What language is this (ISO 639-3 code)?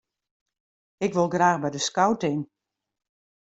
fry